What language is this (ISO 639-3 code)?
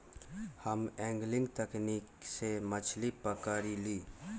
mag